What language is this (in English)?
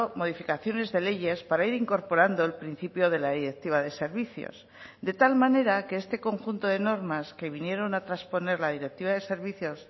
Spanish